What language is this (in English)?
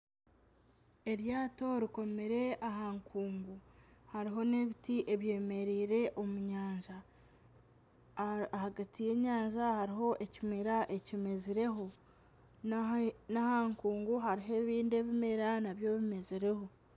Nyankole